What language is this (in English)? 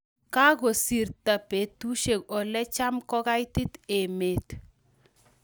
Kalenjin